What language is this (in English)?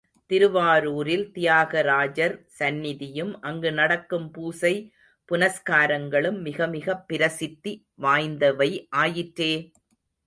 Tamil